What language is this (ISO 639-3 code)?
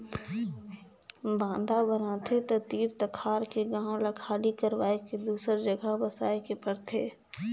hne